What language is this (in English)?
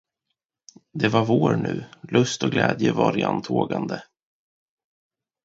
Swedish